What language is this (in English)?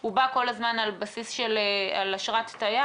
Hebrew